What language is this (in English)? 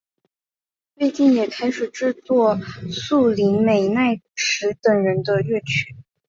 Chinese